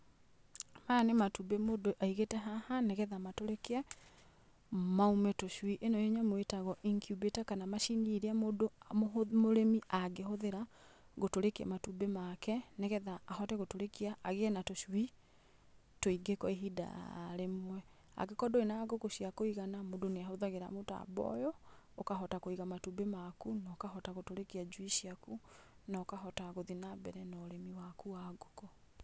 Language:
Kikuyu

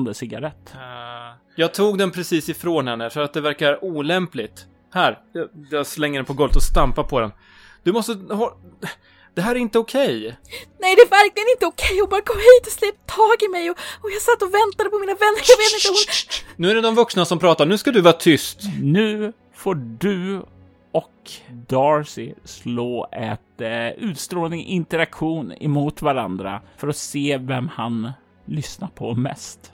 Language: Swedish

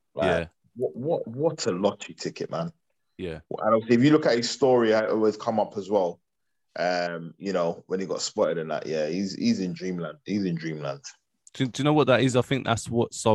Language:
English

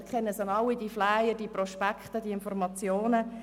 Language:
Swiss German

